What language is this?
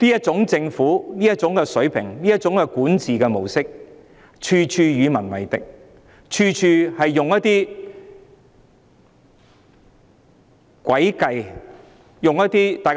Cantonese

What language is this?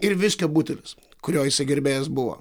Lithuanian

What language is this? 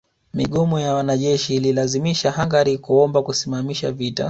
Swahili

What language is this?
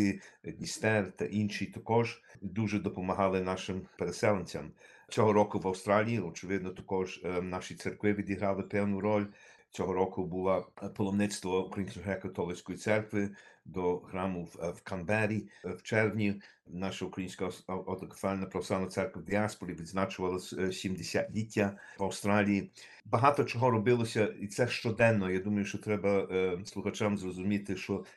Ukrainian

